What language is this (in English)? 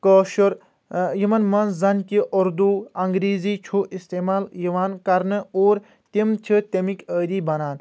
Kashmiri